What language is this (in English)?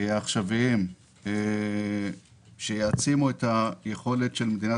Hebrew